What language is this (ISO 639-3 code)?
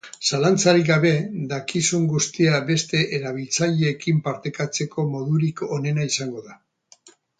eus